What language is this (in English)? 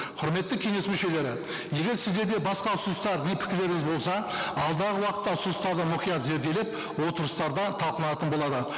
Kazakh